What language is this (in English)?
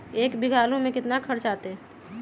Magahi